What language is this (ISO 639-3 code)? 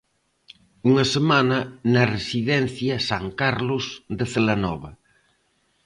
glg